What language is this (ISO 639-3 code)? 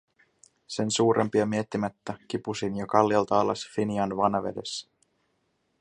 fin